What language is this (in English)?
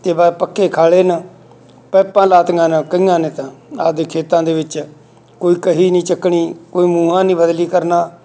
Punjabi